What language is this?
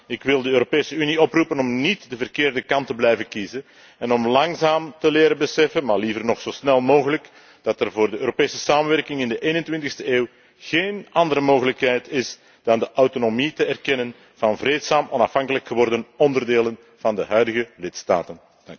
Dutch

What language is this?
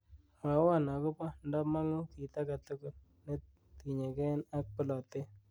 Kalenjin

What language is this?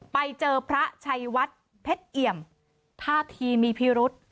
Thai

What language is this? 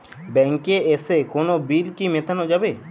Bangla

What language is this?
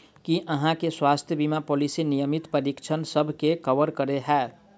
Maithili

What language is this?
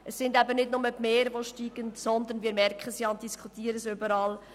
Swiss German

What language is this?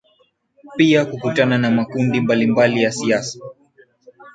Swahili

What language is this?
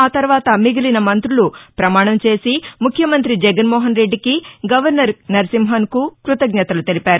Telugu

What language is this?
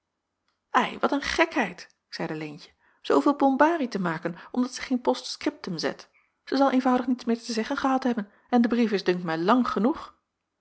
Dutch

